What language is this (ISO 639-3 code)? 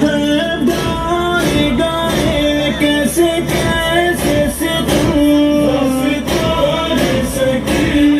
tur